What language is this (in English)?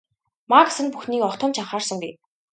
Mongolian